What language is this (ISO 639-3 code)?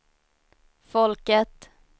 swe